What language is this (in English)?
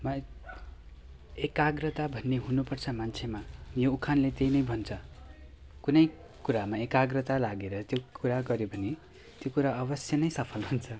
Nepali